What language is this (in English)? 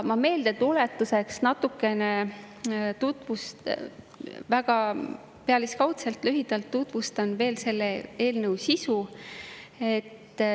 Estonian